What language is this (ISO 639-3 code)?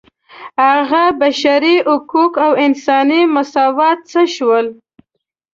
pus